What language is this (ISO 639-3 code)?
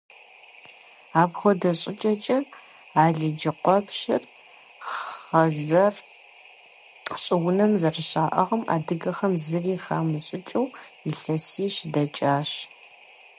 kbd